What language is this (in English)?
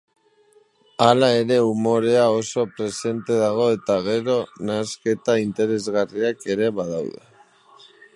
Basque